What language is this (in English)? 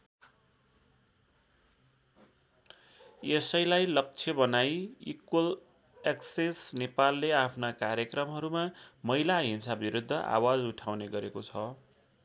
Nepali